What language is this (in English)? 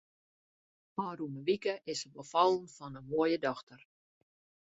Western Frisian